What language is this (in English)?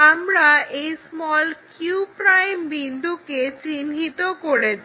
Bangla